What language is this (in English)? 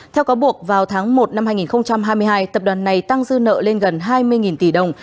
Vietnamese